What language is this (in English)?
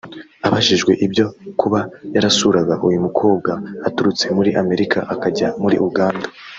Kinyarwanda